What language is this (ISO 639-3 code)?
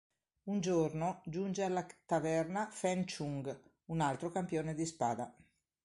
ita